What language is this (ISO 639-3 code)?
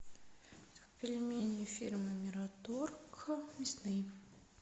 rus